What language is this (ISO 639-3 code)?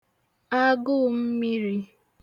ibo